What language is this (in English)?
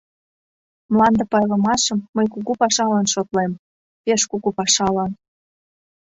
Mari